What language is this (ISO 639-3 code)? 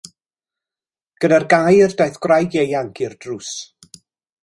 cym